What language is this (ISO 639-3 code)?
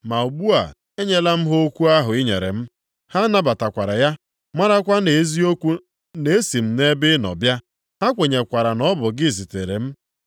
ibo